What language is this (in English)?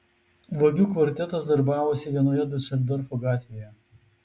Lithuanian